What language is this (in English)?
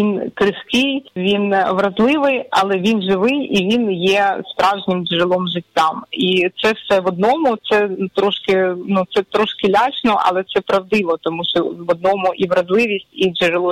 Ukrainian